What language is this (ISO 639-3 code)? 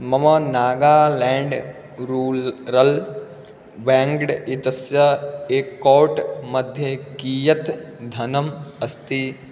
san